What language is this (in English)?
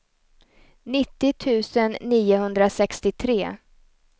Swedish